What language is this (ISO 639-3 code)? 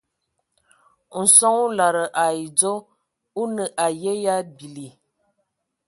ewo